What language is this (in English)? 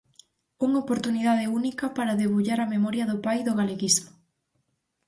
Galician